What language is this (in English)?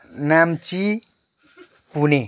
Nepali